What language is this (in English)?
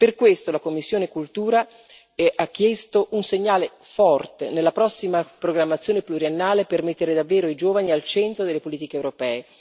Italian